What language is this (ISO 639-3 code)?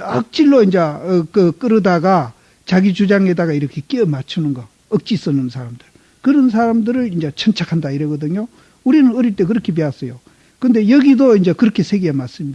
kor